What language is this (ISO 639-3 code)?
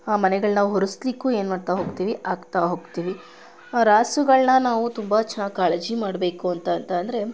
kan